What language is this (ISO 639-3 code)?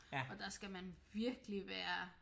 dan